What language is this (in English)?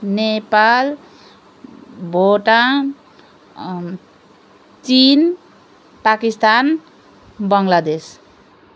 Nepali